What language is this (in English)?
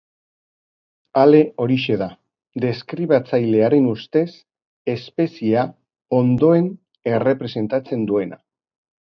Basque